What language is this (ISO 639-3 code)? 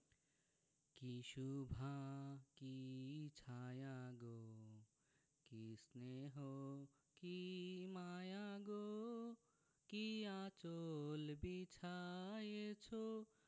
ben